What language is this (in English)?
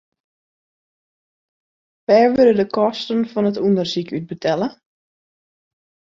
Western Frisian